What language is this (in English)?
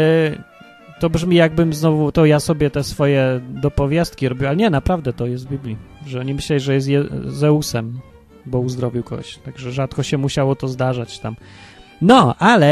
Polish